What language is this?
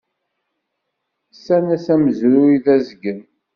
Kabyle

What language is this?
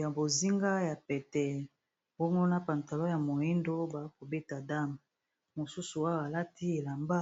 Lingala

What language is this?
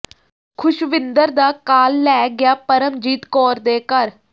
Punjabi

